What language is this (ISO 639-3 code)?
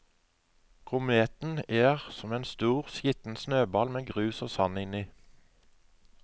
nor